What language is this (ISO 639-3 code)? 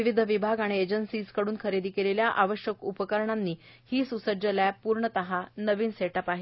mar